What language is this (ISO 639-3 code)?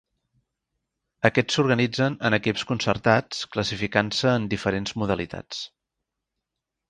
cat